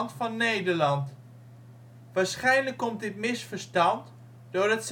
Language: Dutch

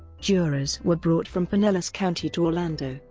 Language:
English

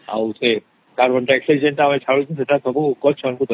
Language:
Odia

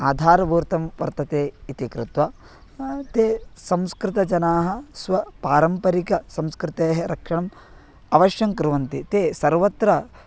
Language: Sanskrit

